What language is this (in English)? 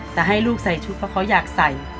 Thai